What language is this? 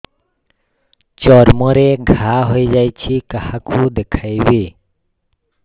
Odia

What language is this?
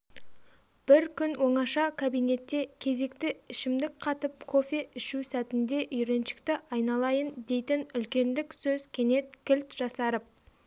Kazakh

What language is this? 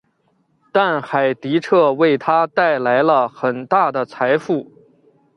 Chinese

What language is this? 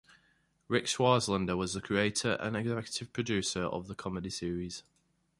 English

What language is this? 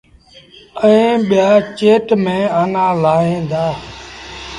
Sindhi Bhil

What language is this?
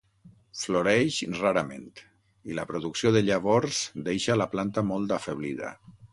Catalan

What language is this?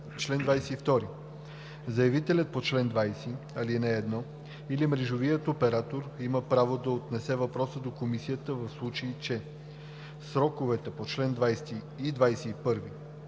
Bulgarian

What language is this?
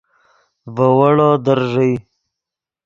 Yidgha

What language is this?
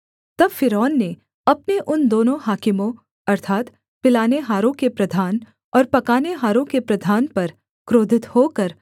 Hindi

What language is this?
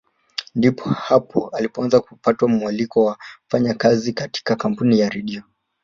Swahili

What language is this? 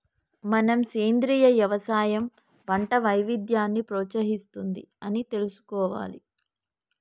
Telugu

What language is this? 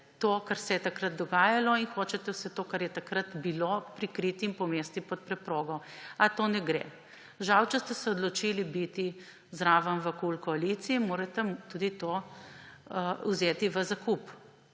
Slovenian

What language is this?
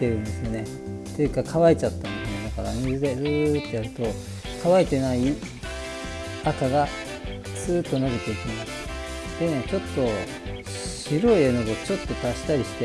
Japanese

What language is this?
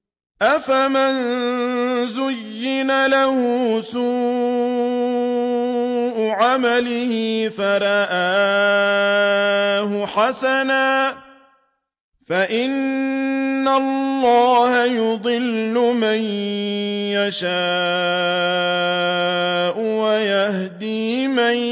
Arabic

